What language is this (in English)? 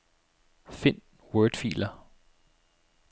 Danish